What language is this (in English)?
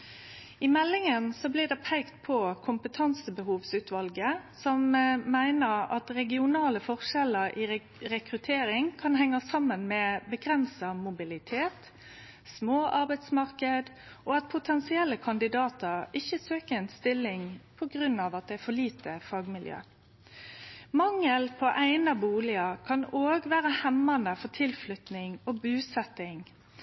Norwegian Nynorsk